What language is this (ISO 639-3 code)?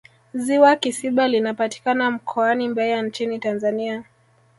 swa